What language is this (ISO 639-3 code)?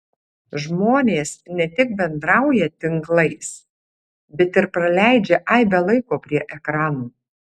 lit